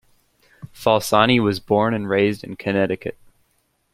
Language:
English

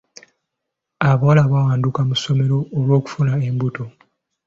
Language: Ganda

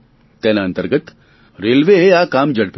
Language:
Gujarati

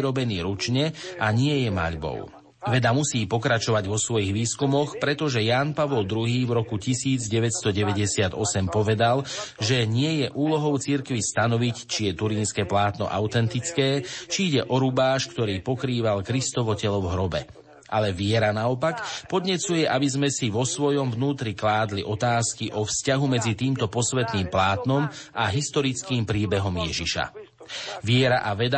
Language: Slovak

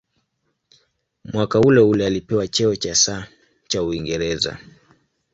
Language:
Swahili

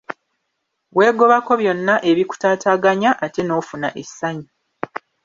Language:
Ganda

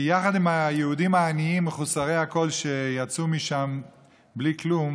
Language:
Hebrew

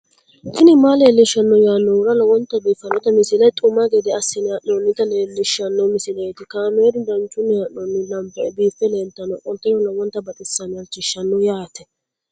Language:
Sidamo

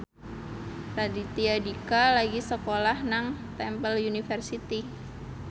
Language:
Javanese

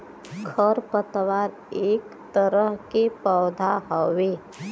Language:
Bhojpuri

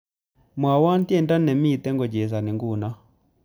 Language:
Kalenjin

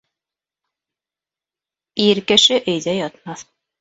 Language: Bashkir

